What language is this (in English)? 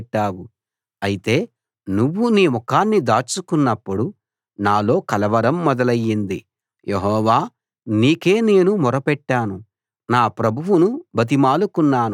Telugu